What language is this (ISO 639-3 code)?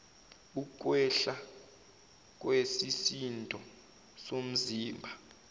zul